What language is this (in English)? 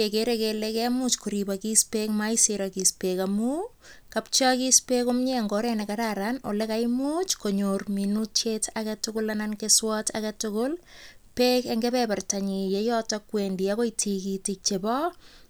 Kalenjin